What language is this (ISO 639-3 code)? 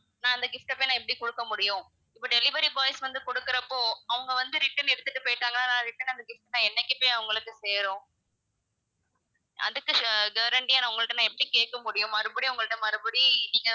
tam